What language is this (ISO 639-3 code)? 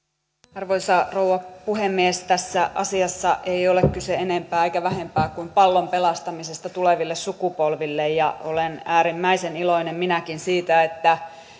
fin